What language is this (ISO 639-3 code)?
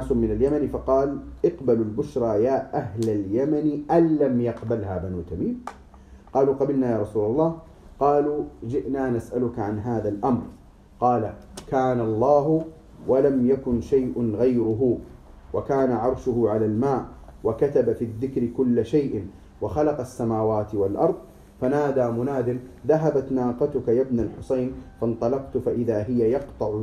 ara